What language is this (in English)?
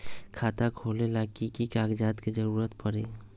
Magahi